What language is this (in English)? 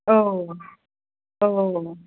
Bodo